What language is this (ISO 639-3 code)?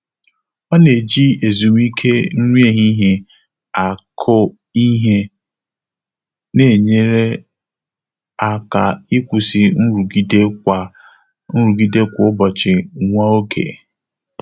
ibo